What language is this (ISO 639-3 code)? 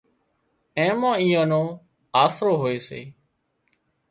kxp